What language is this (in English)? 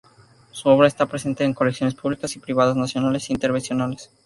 Spanish